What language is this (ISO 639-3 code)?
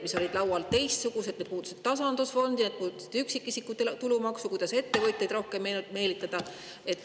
est